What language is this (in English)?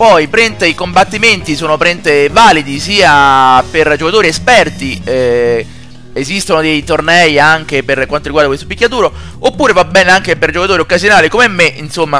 Italian